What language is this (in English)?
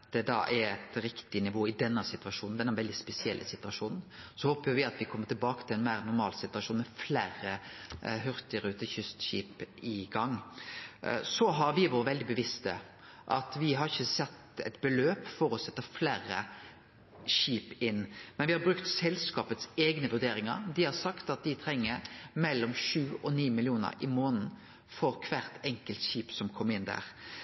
Norwegian Nynorsk